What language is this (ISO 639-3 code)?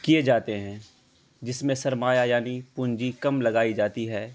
urd